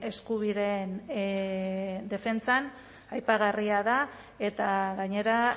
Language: Basque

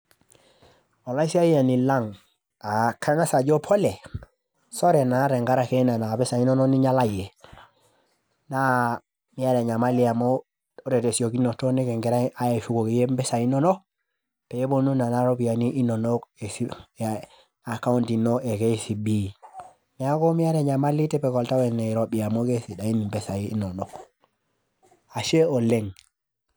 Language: Masai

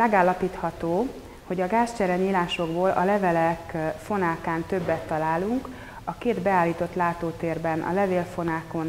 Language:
Hungarian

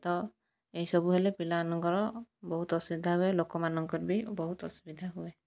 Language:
Odia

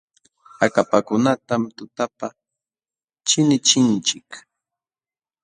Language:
Jauja Wanca Quechua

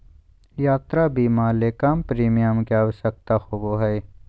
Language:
Magahi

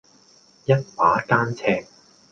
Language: Cantonese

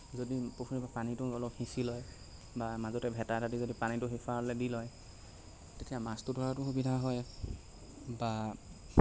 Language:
Assamese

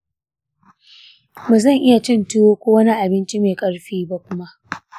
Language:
Hausa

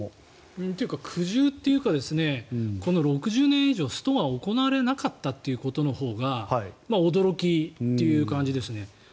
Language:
Japanese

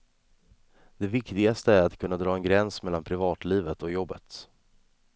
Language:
Swedish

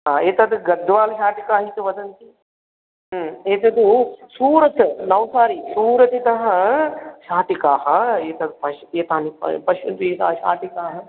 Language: Sanskrit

